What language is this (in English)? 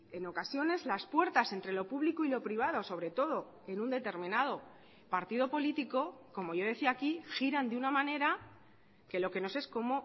Spanish